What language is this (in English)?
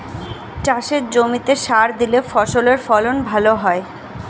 Bangla